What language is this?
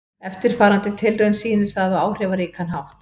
Icelandic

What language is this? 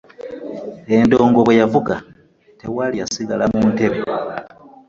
Ganda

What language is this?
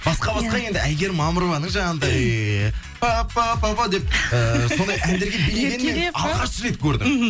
Kazakh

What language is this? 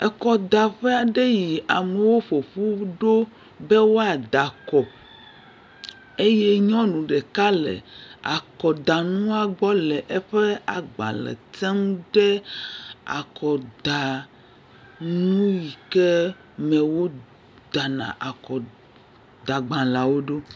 Ewe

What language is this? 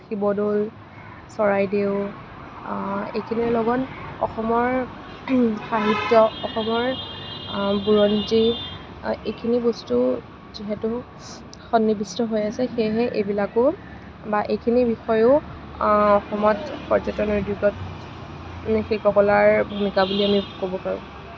Assamese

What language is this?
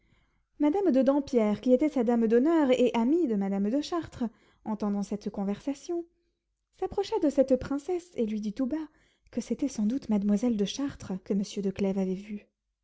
French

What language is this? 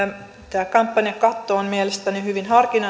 Finnish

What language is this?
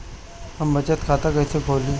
Bhojpuri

